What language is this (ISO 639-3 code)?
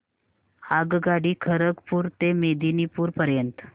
mar